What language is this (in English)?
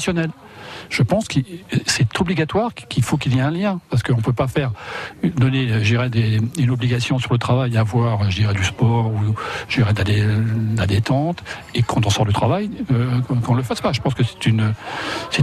French